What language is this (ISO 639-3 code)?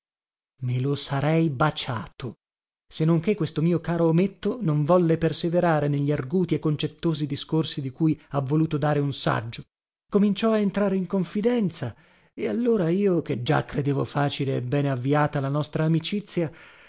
ita